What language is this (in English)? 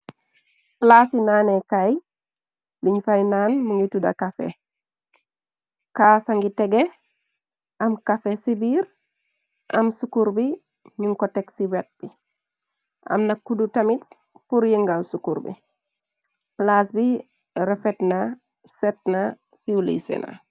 Wolof